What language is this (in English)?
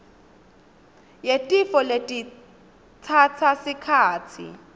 Swati